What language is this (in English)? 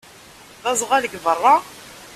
Kabyle